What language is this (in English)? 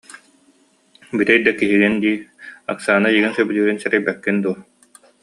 Yakut